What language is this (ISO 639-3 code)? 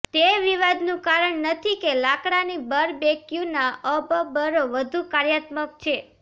guj